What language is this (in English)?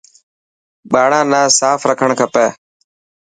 Dhatki